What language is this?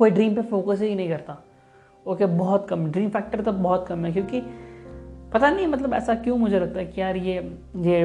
Hindi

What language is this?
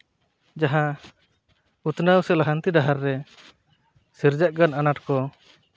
Santali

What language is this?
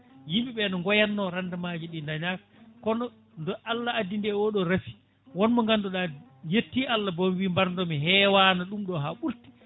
Fula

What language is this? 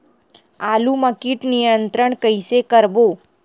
Chhattisgarhi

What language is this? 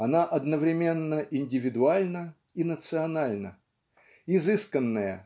Russian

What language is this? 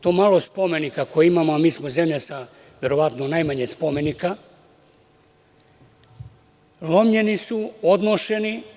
Serbian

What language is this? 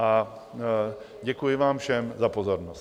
Czech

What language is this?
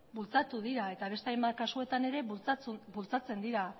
Basque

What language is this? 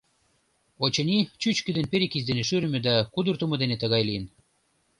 Mari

